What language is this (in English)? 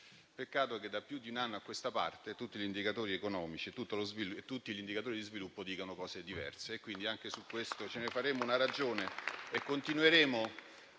Italian